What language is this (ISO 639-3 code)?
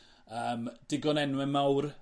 cym